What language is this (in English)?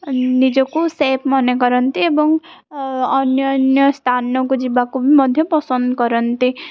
Odia